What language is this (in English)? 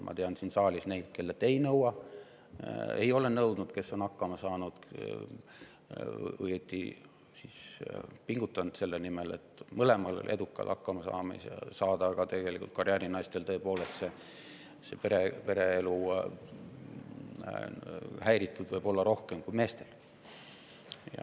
Estonian